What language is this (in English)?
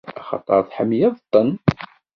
Kabyle